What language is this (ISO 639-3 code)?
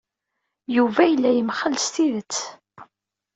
kab